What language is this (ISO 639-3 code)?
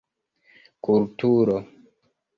epo